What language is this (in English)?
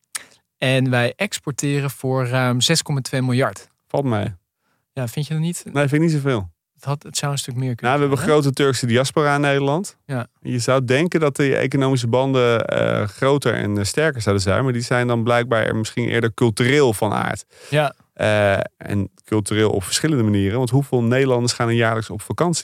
Dutch